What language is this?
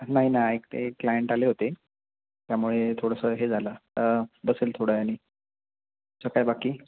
Marathi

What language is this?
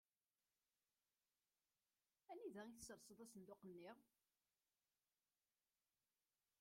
Kabyle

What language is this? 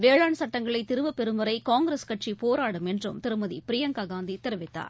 Tamil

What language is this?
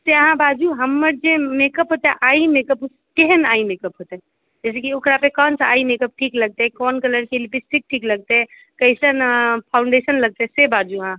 Maithili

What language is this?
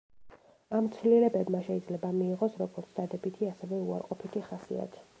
Georgian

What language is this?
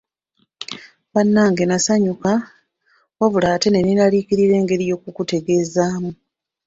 Ganda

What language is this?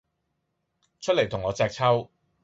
Cantonese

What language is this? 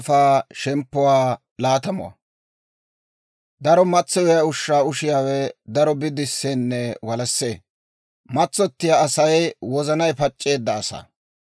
Dawro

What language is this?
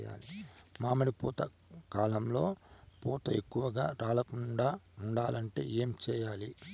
Telugu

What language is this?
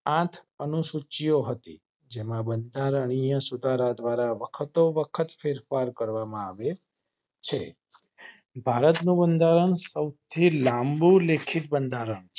Gujarati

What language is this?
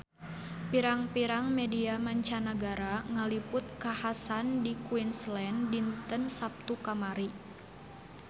Sundanese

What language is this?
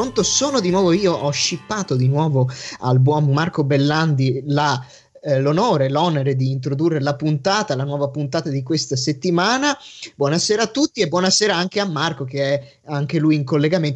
Italian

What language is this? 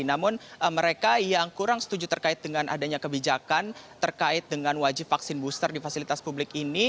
Indonesian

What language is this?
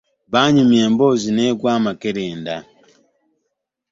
Ganda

